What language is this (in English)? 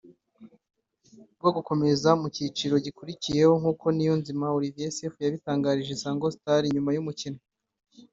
Kinyarwanda